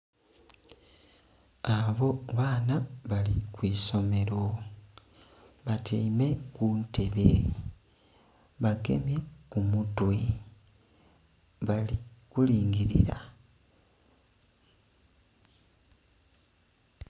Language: Soga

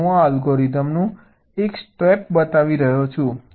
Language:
Gujarati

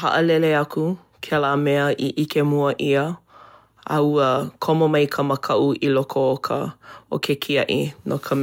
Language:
Hawaiian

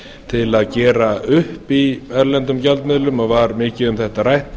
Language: Icelandic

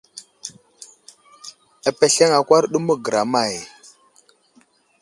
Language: Wuzlam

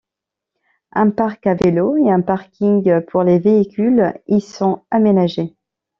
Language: French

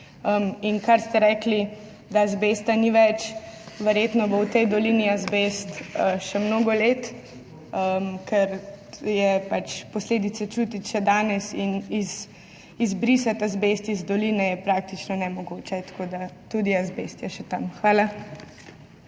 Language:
Slovenian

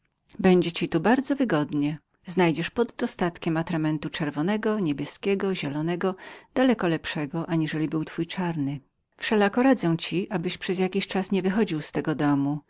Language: Polish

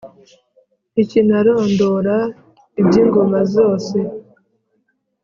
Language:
Kinyarwanda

